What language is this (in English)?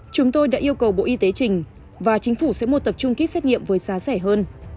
Vietnamese